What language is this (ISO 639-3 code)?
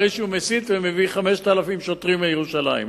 heb